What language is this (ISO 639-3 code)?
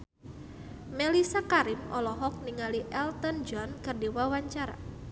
sun